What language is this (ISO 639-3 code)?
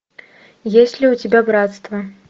rus